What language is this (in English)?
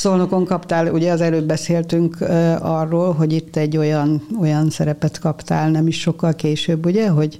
Hungarian